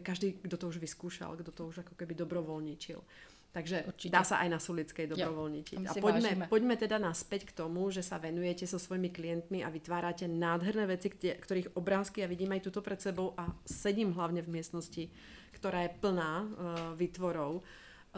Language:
Czech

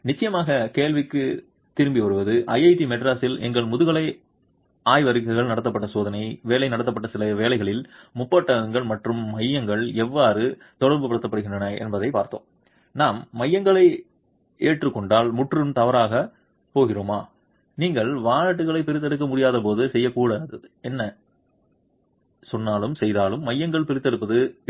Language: Tamil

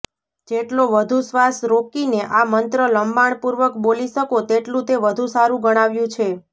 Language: Gujarati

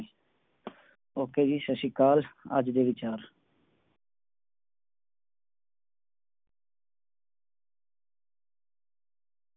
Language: Punjabi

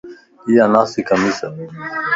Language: Lasi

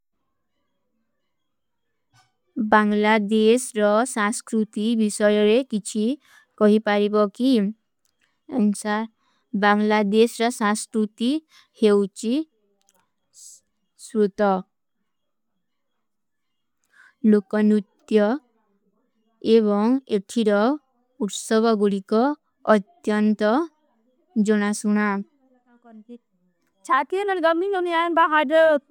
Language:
Kui (India)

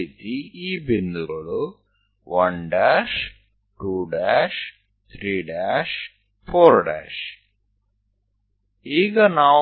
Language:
Gujarati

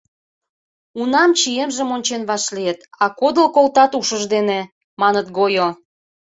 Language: Mari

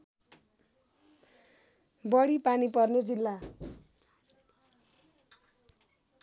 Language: Nepali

